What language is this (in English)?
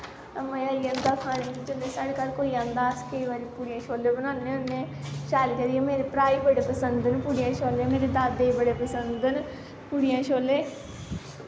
Dogri